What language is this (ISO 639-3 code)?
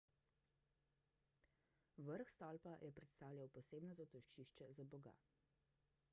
slv